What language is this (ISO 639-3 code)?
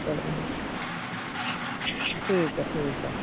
pan